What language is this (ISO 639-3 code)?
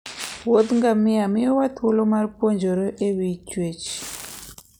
luo